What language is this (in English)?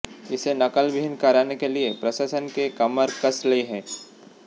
Hindi